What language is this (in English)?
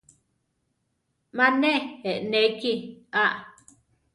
Central Tarahumara